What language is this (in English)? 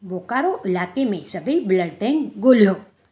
Sindhi